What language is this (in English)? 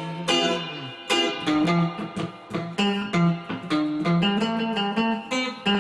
English